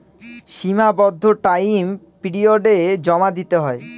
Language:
Bangla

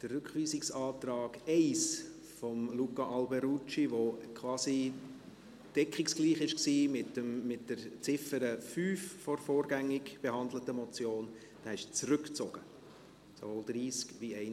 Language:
Swiss German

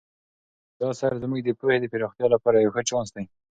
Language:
Pashto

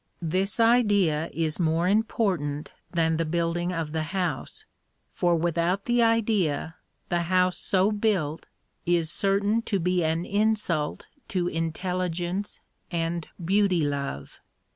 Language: English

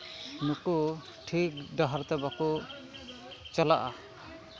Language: Santali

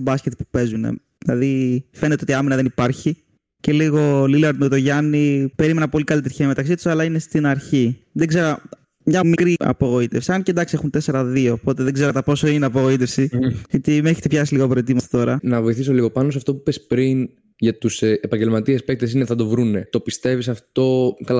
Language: Greek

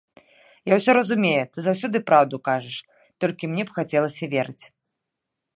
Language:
Belarusian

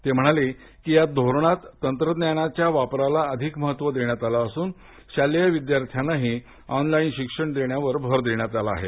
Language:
Marathi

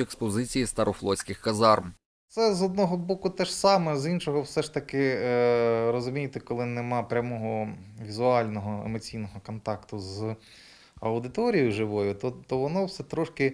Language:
Ukrainian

